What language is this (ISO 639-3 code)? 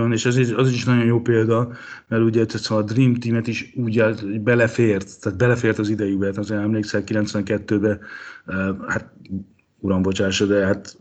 hun